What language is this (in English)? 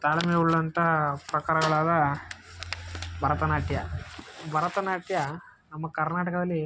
Kannada